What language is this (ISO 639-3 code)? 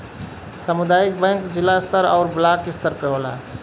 bho